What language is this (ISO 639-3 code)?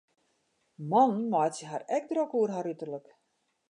fry